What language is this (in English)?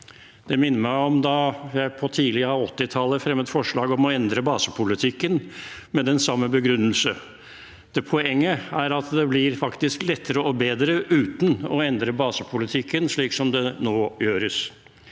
Norwegian